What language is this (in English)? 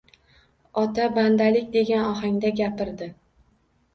Uzbek